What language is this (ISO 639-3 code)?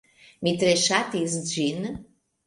epo